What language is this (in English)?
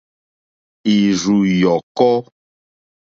Mokpwe